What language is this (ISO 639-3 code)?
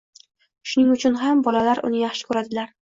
uzb